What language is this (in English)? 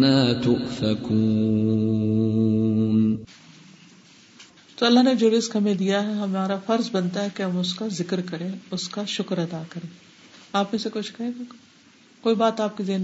Urdu